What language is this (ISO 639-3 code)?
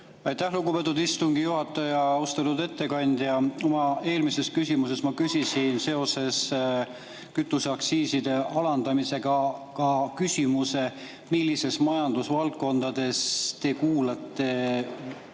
est